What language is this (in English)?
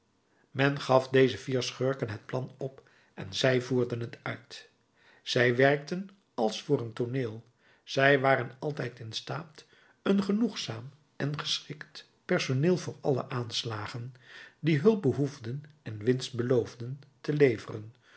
Dutch